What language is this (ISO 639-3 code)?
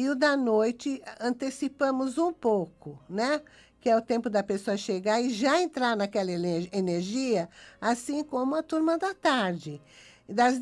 por